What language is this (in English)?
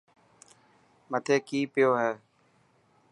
Dhatki